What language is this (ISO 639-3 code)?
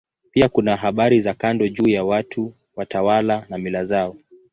swa